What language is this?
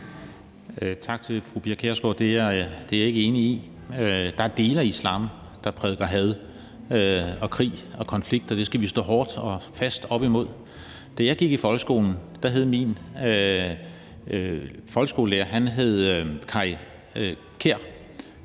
Danish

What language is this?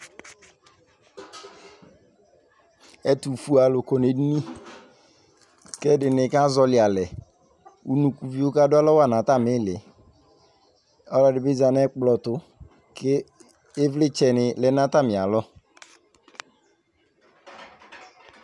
Ikposo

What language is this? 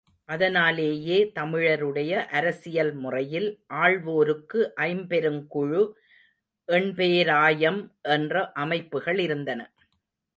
Tamil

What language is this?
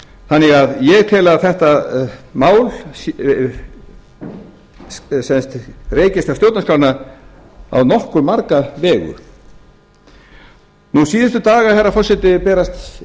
Icelandic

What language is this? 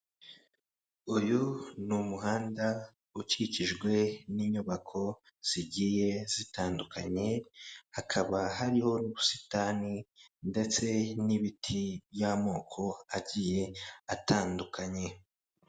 Kinyarwanda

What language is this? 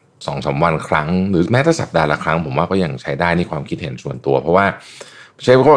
Thai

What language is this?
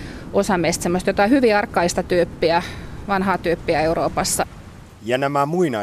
Finnish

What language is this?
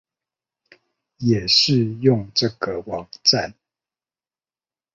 Chinese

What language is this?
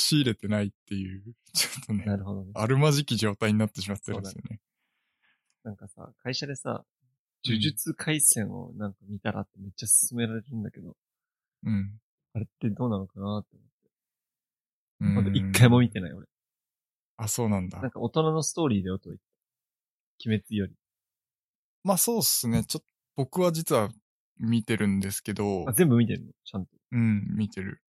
Japanese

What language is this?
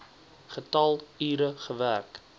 Afrikaans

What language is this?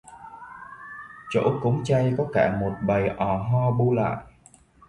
Vietnamese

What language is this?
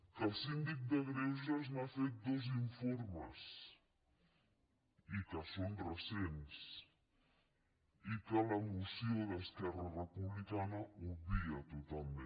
Catalan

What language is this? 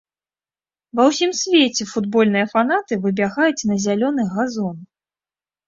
Belarusian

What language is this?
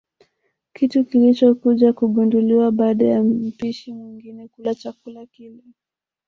Swahili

